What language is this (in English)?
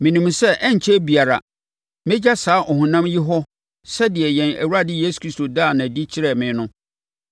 Akan